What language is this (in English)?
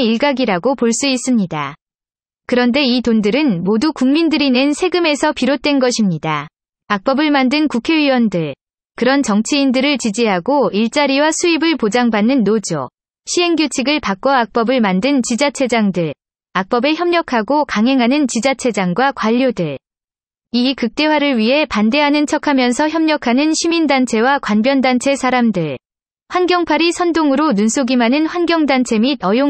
Korean